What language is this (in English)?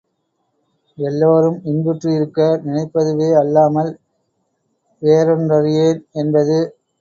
Tamil